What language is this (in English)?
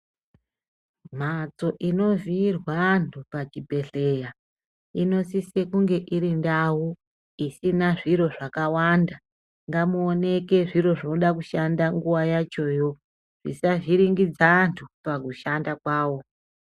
Ndau